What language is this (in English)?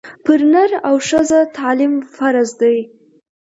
Pashto